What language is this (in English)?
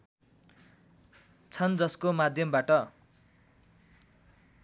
Nepali